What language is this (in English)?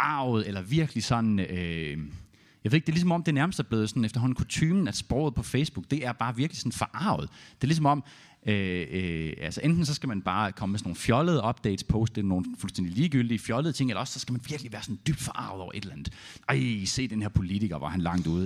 Danish